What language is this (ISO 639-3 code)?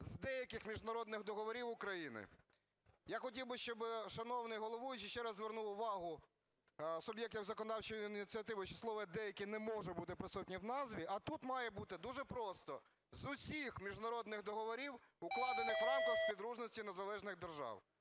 ukr